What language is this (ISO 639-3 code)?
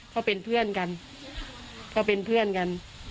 tha